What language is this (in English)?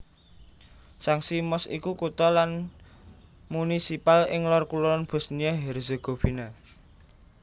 Javanese